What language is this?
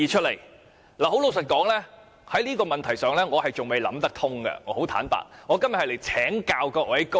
Cantonese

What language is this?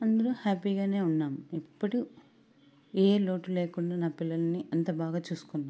Telugu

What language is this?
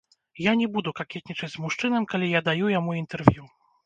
Belarusian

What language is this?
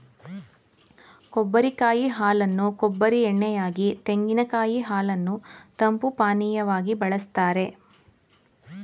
Kannada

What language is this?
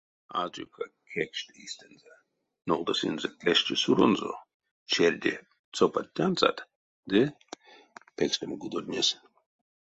Erzya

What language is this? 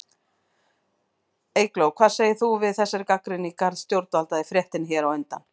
Icelandic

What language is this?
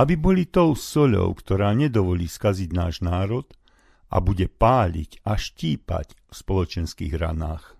Slovak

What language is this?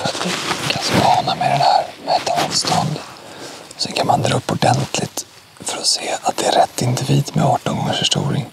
Swedish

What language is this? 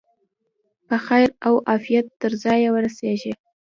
Pashto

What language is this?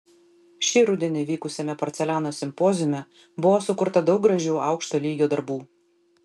Lithuanian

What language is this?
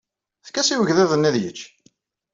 Kabyle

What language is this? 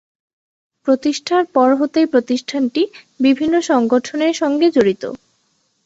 Bangla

